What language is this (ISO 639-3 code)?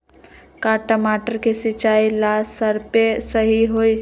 mag